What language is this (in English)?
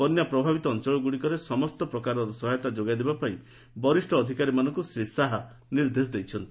Odia